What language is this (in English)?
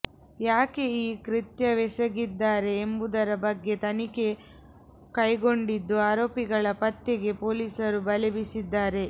Kannada